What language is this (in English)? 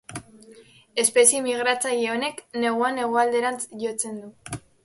Basque